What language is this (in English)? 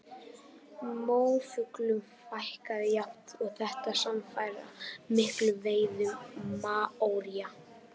Icelandic